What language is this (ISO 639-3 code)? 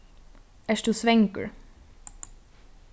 fao